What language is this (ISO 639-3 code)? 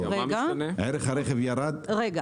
heb